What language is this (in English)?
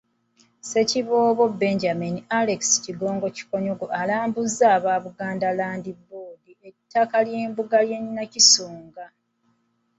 Ganda